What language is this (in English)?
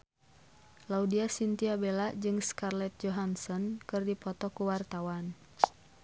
Sundanese